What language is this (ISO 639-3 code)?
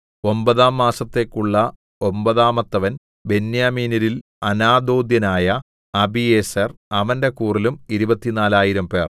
mal